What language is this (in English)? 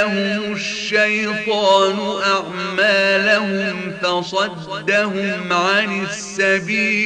Arabic